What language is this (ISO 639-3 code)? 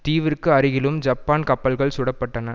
tam